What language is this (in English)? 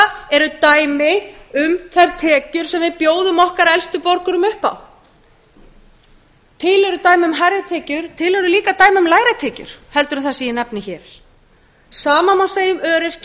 Icelandic